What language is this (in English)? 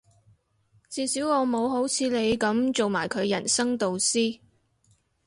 Cantonese